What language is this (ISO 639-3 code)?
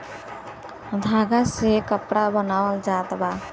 bho